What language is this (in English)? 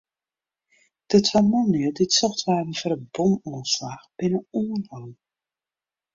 Western Frisian